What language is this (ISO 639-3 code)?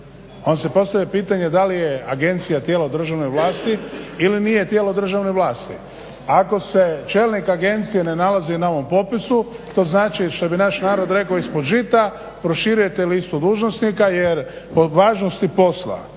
hrv